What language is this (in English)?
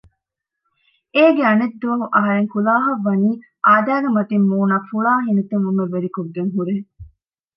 Divehi